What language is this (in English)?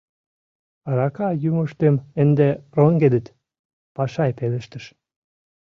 Mari